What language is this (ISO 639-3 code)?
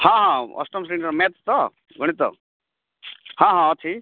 ori